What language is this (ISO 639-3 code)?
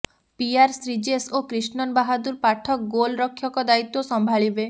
ori